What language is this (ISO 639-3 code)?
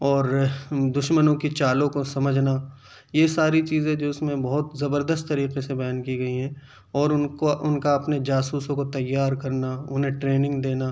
urd